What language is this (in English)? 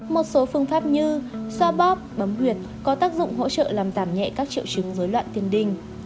Vietnamese